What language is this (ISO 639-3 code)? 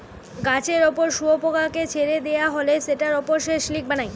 ben